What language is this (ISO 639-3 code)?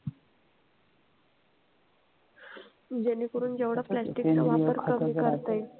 mar